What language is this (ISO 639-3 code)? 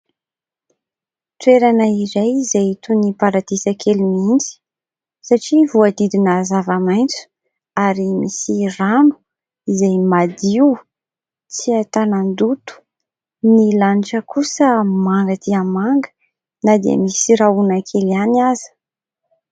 mlg